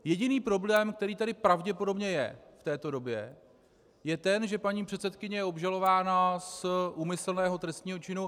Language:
Czech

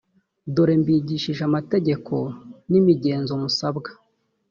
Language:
Kinyarwanda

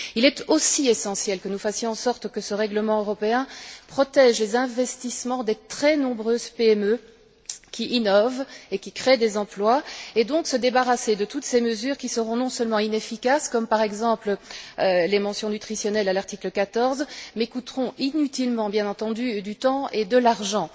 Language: French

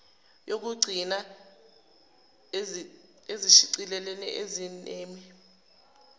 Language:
Zulu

